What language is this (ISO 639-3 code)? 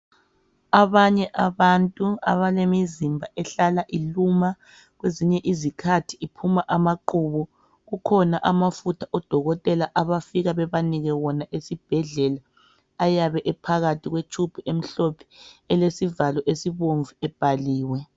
nde